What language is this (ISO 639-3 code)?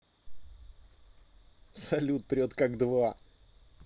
rus